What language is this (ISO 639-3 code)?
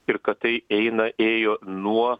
lit